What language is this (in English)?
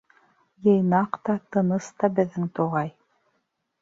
Bashkir